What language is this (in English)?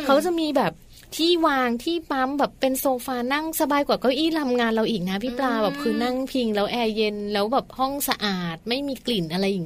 Thai